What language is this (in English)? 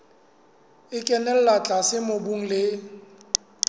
Southern Sotho